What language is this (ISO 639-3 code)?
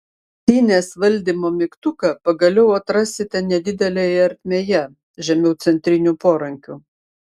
lit